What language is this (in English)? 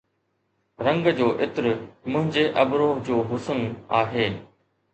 Sindhi